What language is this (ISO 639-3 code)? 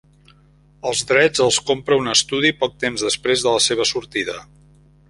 cat